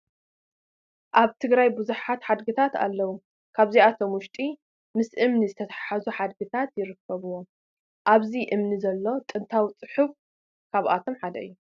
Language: Tigrinya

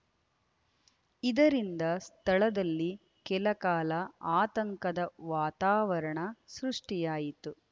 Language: Kannada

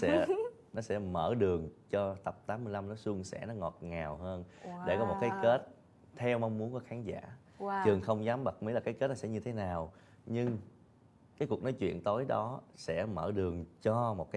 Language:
Vietnamese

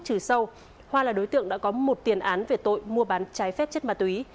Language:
Vietnamese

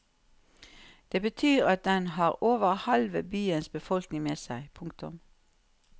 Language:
Norwegian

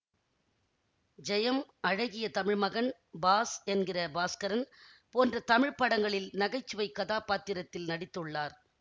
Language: Tamil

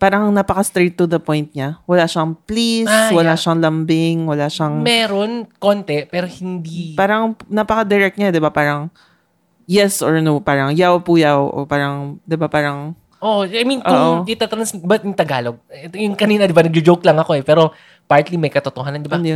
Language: Filipino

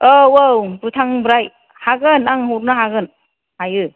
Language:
Bodo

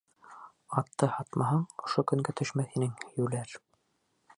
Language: Bashkir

